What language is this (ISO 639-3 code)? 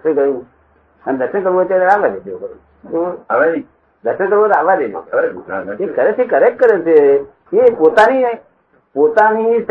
guj